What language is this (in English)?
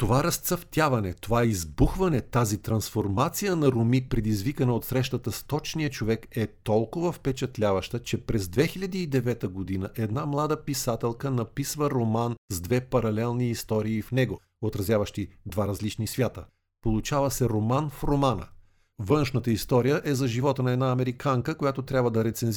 Bulgarian